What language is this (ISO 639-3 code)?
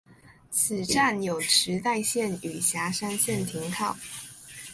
zho